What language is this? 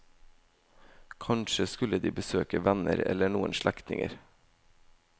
Norwegian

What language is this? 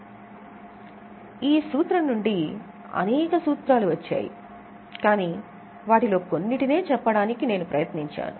Telugu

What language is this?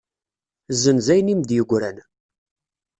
Kabyle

